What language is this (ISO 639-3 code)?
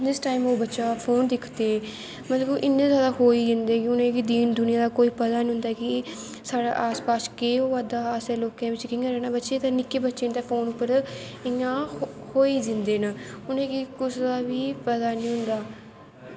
doi